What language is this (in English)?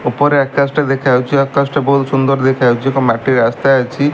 Odia